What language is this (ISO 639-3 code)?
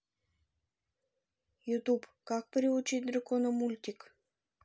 rus